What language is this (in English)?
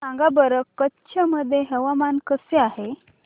Marathi